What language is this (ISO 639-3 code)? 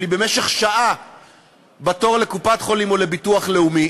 heb